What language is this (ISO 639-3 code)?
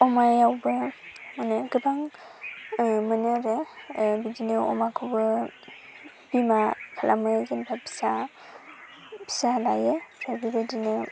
brx